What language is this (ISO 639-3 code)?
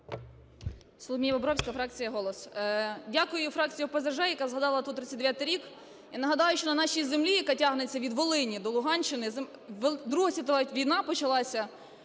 ukr